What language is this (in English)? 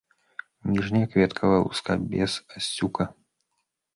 Belarusian